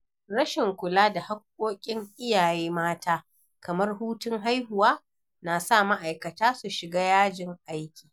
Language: Hausa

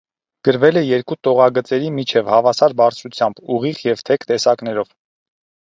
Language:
Armenian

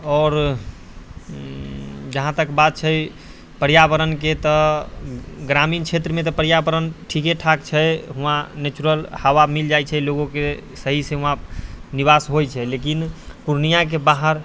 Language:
Maithili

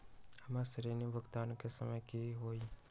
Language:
Magahi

